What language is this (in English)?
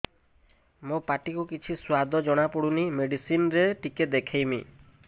Odia